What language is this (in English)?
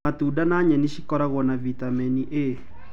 Kikuyu